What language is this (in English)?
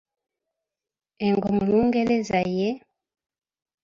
Ganda